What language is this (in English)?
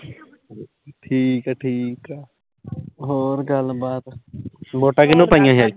Punjabi